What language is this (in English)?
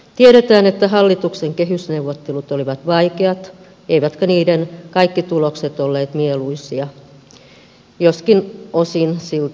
Finnish